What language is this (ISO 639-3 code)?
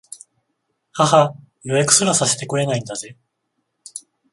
jpn